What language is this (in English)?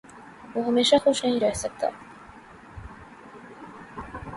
Urdu